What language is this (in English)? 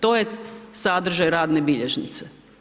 Croatian